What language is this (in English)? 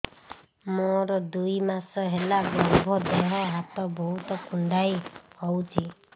Odia